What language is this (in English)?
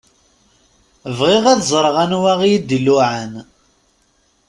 Kabyle